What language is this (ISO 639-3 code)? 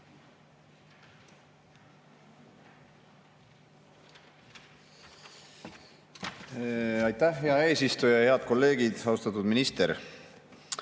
est